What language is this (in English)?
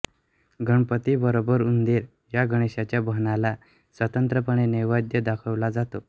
Marathi